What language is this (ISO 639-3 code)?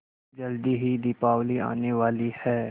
hin